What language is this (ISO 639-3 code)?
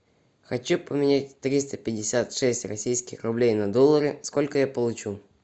rus